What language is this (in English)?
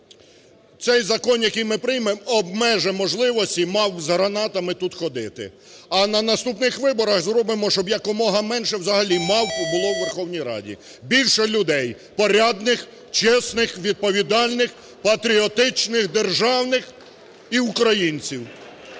Ukrainian